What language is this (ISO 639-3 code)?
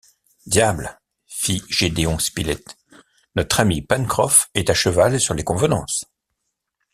fra